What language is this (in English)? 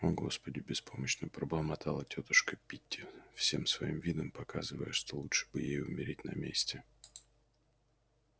Russian